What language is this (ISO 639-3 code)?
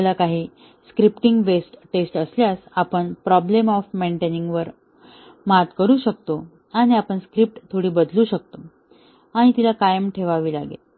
mar